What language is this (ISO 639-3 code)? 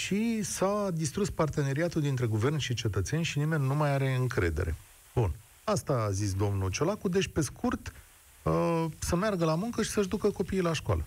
ron